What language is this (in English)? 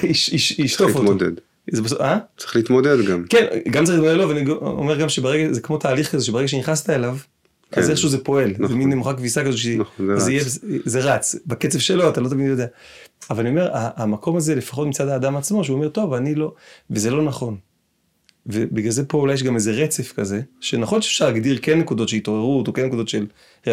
Hebrew